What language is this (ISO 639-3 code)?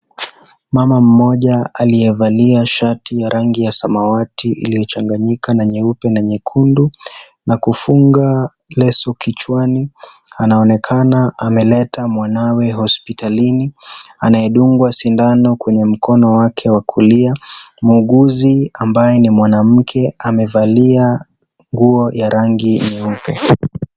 swa